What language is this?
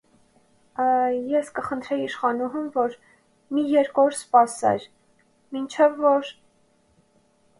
Armenian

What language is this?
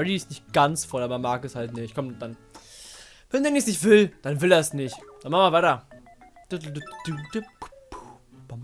German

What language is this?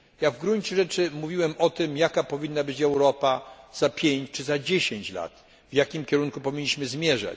Polish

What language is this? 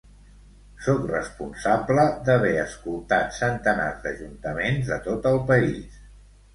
Catalan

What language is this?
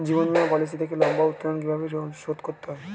Bangla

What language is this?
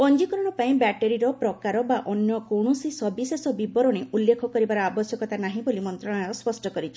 Odia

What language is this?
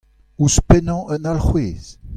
Breton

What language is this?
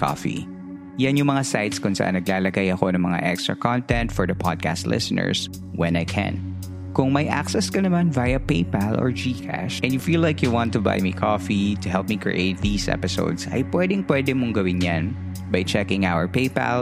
Filipino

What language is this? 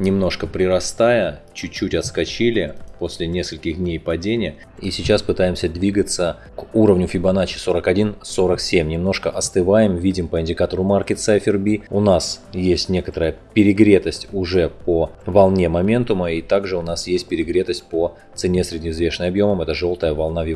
Russian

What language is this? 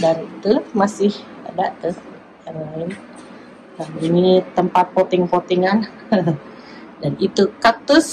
Indonesian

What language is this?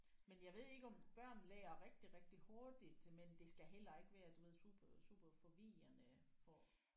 Danish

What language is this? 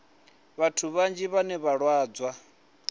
Venda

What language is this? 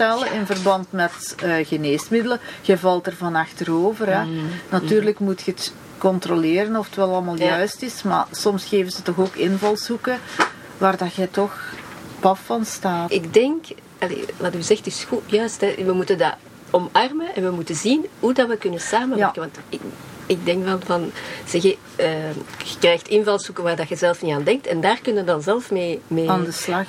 Dutch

